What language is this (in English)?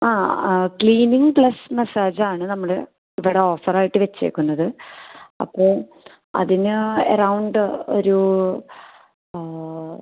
Malayalam